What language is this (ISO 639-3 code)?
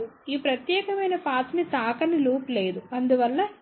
tel